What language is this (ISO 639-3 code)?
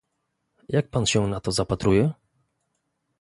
pol